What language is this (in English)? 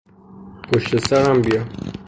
Persian